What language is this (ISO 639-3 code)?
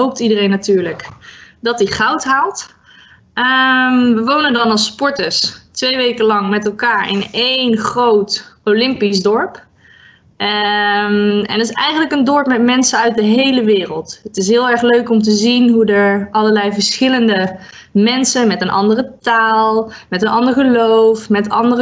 nld